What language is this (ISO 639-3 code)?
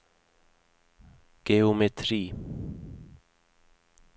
nor